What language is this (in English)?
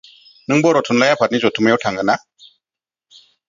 Bodo